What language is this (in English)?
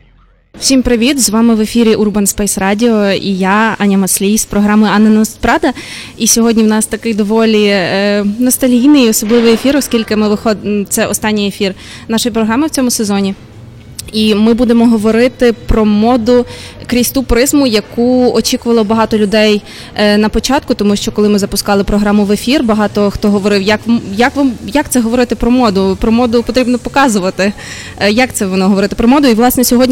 Ukrainian